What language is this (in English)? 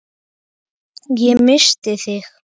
Icelandic